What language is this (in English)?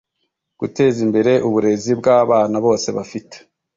Kinyarwanda